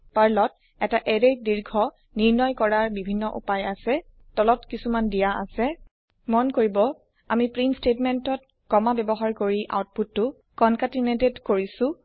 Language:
Assamese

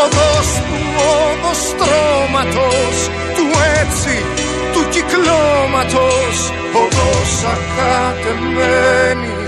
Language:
Greek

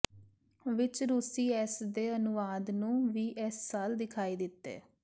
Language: Punjabi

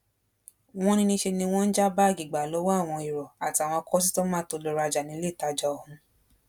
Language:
Yoruba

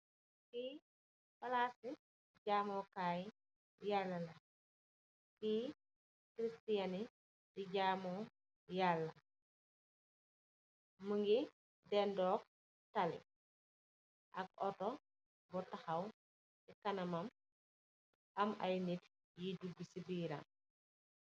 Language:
Wolof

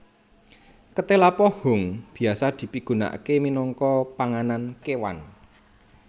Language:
Javanese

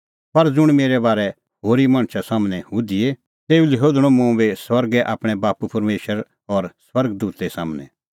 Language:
Kullu Pahari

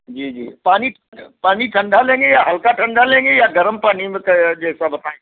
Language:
Hindi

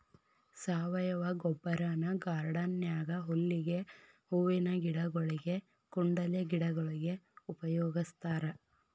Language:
Kannada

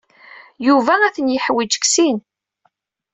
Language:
Kabyle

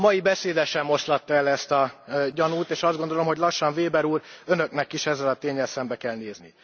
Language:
Hungarian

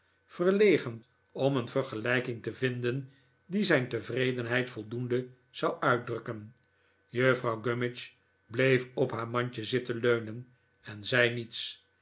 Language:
Dutch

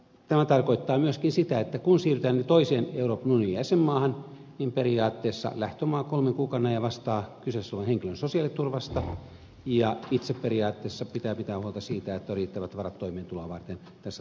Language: Finnish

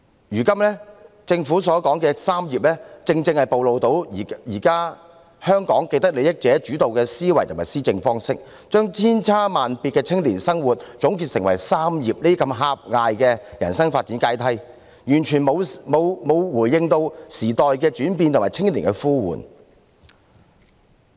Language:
Cantonese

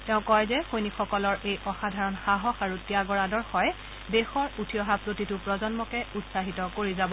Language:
Assamese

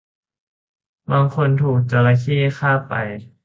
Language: Thai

